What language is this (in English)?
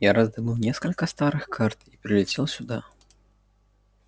Russian